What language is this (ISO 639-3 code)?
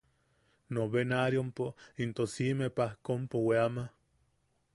yaq